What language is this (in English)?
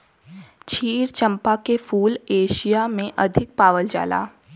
Bhojpuri